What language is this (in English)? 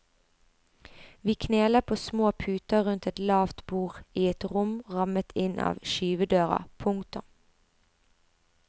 Norwegian